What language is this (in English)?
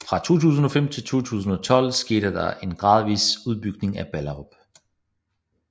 Danish